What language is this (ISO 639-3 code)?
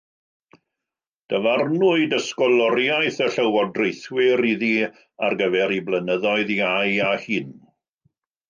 cym